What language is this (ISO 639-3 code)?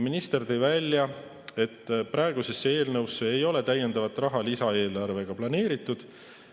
est